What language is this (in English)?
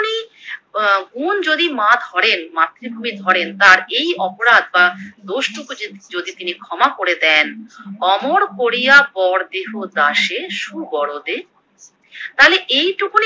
Bangla